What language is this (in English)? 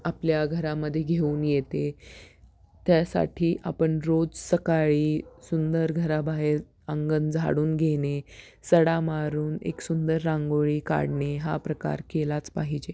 Marathi